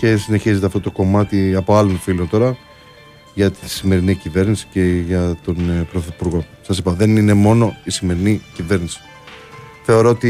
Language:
Greek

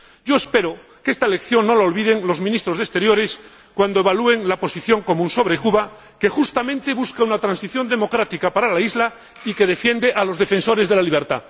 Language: Spanish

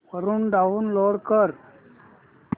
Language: Marathi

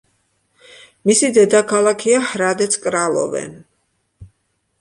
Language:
Georgian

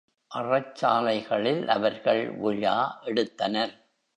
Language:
Tamil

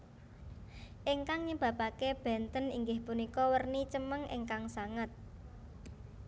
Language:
Javanese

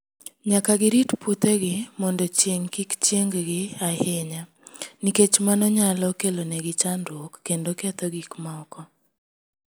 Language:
Luo (Kenya and Tanzania)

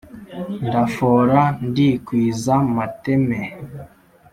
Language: Kinyarwanda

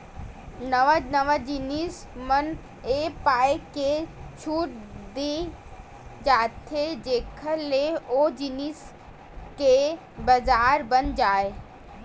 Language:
Chhattisgarhi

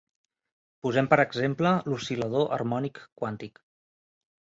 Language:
Catalan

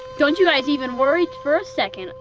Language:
English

